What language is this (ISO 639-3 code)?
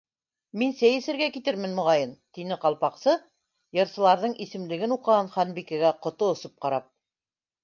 bak